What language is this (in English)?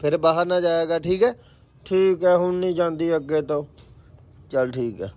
Hindi